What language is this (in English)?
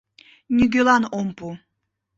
Mari